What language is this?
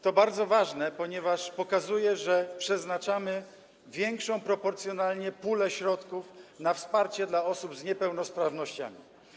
Polish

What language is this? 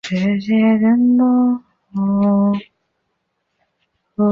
Chinese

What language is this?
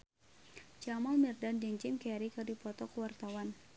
Sundanese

